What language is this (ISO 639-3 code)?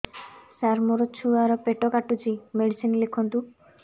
ori